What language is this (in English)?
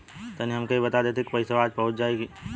Bhojpuri